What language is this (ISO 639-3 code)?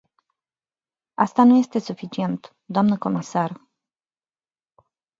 ron